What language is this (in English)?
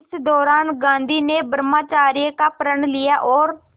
Hindi